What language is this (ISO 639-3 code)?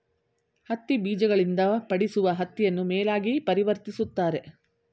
kan